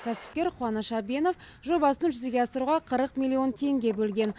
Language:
Kazakh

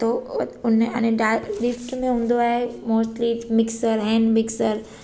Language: Sindhi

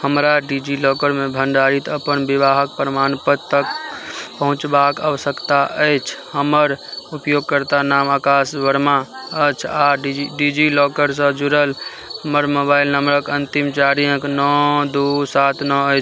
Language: Maithili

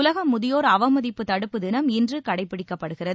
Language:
Tamil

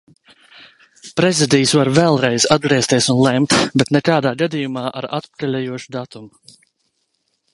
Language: Latvian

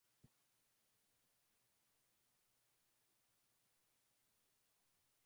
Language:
Swahili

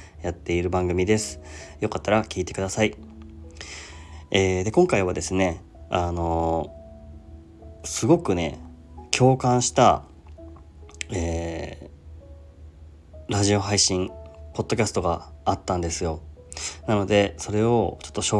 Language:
Japanese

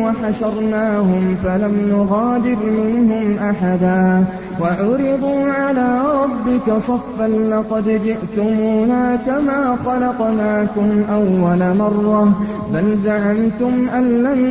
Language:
Arabic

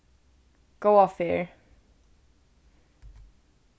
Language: Faroese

